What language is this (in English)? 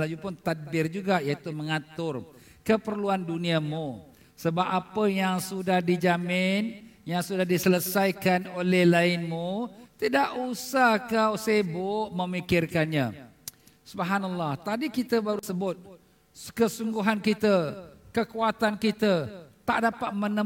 Malay